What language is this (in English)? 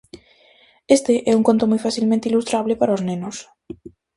Galician